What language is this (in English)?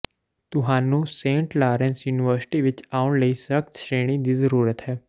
Punjabi